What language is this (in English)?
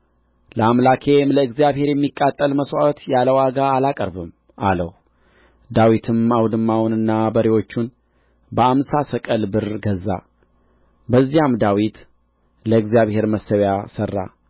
Amharic